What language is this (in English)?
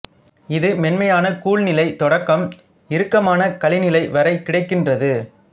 Tamil